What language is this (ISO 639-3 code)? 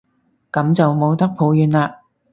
yue